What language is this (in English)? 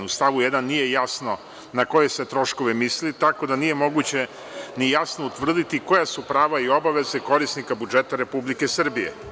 Serbian